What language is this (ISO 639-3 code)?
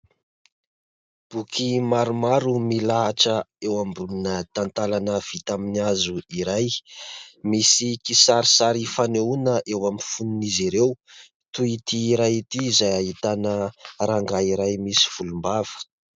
mlg